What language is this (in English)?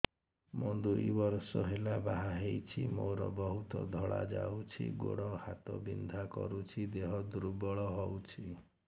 Odia